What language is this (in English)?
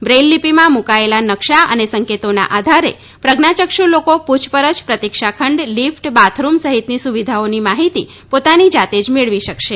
Gujarati